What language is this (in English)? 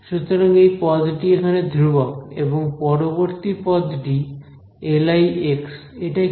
Bangla